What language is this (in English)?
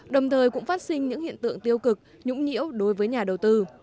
Vietnamese